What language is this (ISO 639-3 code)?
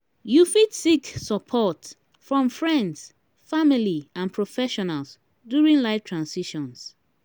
pcm